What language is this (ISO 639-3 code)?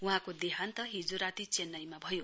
nep